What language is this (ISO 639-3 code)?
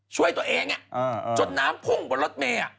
tha